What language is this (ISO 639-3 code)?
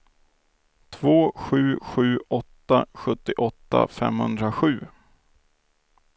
swe